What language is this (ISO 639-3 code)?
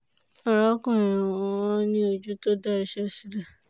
yor